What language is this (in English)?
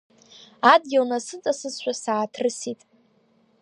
Abkhazian